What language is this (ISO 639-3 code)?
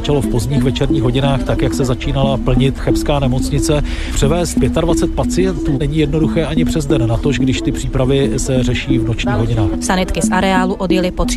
ces